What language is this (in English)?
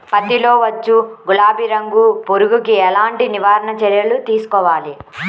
Telugu